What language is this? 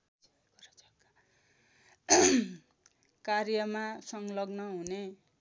Nepali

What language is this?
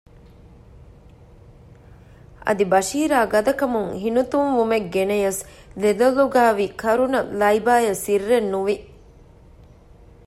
Divehi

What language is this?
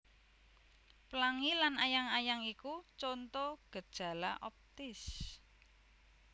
Javanese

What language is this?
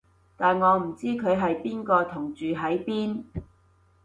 Cantonese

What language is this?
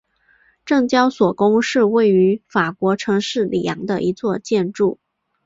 Chinese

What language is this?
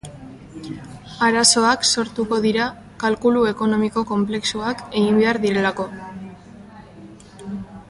Basque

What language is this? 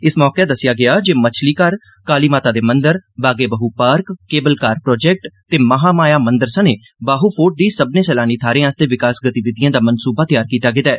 Dogri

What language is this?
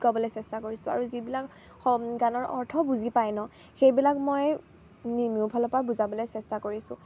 Assamese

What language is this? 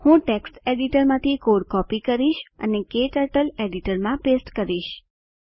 Gujarati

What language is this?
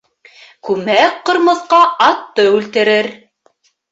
Bashkir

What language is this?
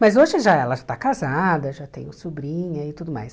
Portuguese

